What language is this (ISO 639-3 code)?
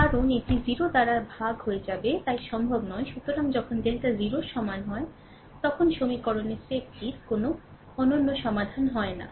ben